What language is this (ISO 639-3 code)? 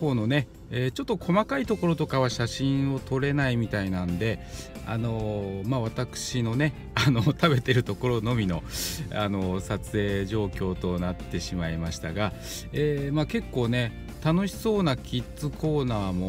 jpn